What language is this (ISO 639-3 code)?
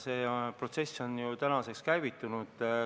est